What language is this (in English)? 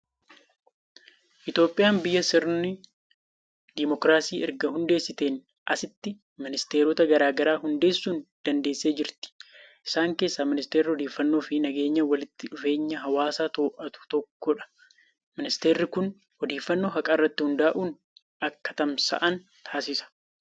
Oromo